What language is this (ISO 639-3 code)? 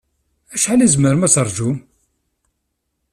kab